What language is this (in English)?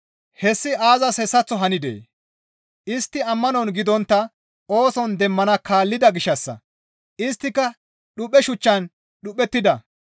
Gamo